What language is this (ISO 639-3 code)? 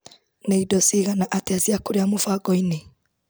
kik